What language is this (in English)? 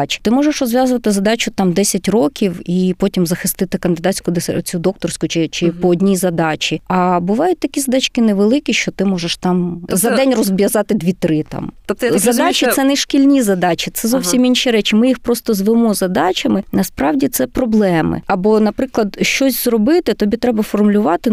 Ukrainian